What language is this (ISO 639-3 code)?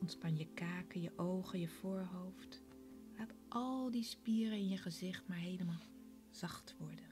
nld